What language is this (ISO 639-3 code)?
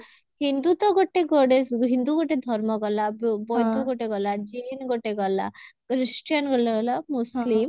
ori